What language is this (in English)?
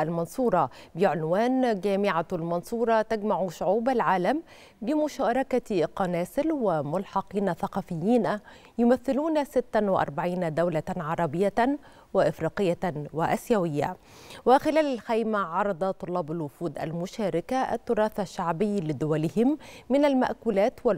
Arabic